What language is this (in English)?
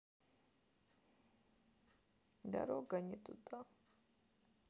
Russian